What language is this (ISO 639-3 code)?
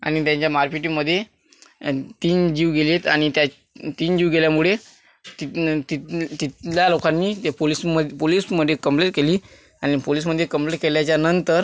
mar